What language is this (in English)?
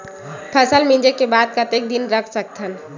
Chhattisgarhi